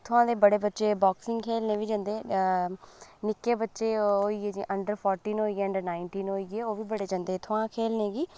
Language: Dogri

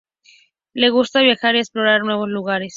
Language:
Spanish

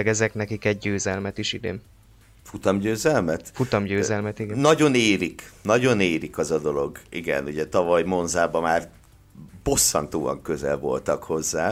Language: Hungarian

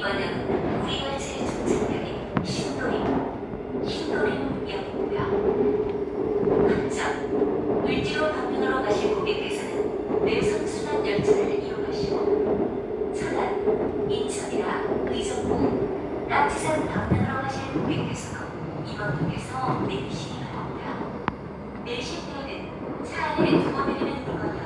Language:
Korean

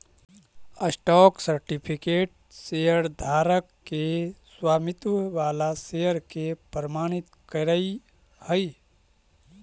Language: Magahi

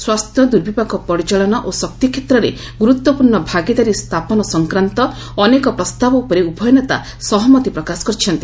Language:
Odia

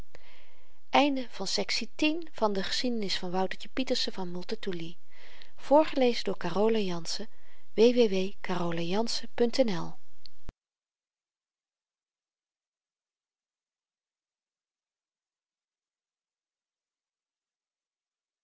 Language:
Dutch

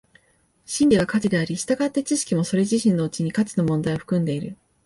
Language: Japanese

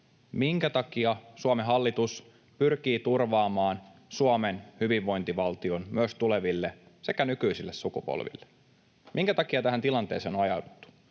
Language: Finnish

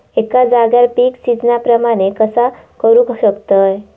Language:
Marathi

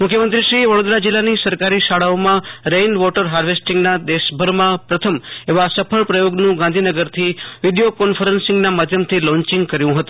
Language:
Gujarati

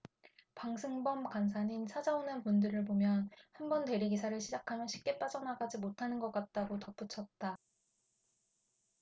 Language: Korean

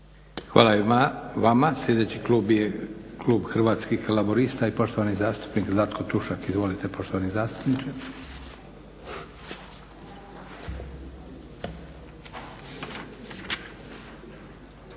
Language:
Croatian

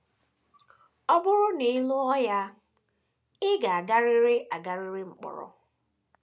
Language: Igbo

